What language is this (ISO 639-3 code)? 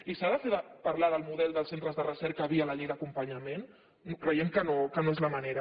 cat